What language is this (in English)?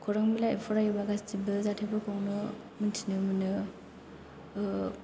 Bodo